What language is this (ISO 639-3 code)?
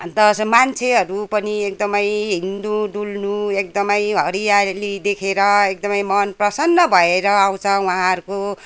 nep